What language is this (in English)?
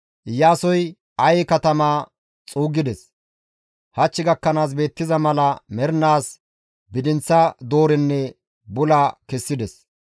Gamo